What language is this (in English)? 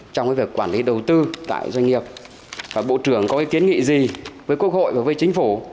Vietnamese